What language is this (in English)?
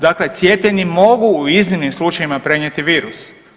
Croatian